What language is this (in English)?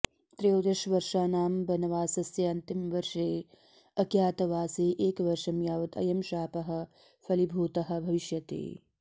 Sanskrit